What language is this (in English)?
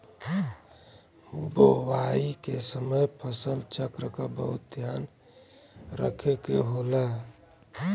Bhojpuri